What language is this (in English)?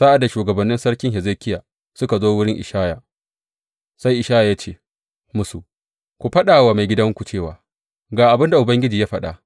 Hausa